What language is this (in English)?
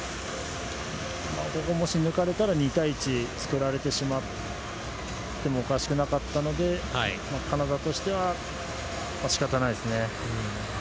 Japanese